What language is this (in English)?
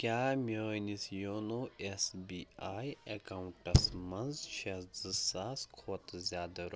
Kashmiri